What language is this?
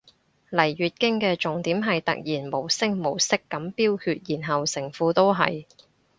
Cantonese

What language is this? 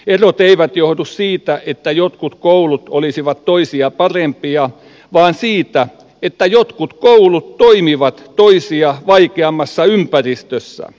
Finnish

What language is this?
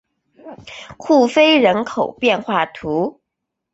Chinese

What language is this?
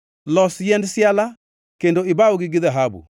Luo (Kenya and Tanzania)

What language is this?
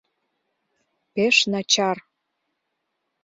Mari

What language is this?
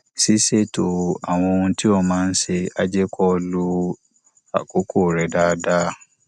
Yoruba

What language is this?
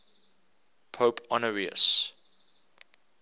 English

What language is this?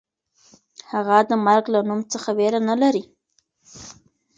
Pashto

